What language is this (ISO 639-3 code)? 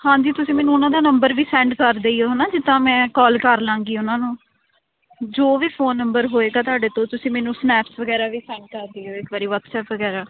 pan